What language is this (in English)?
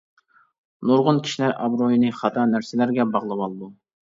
Uyghur